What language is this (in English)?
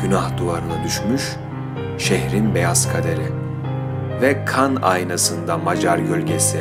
Turkish